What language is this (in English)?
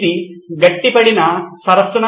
Telugu